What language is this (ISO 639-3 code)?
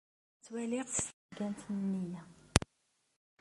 kab